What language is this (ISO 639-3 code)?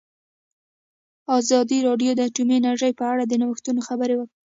pus